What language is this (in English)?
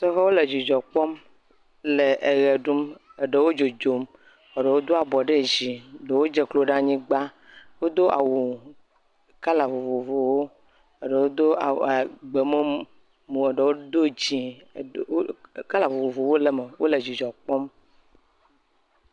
Ewe